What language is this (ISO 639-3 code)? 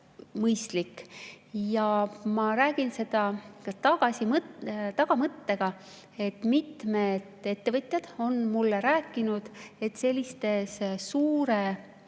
est